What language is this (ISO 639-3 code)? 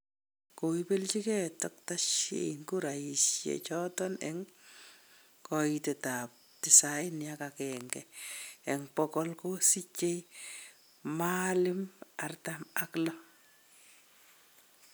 kln